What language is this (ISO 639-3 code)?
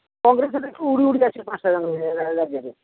ori